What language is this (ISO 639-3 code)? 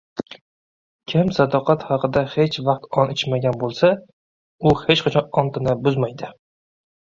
uzb